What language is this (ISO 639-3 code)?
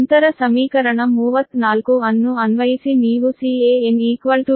kan